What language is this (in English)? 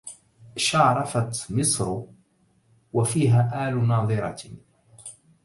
Arabic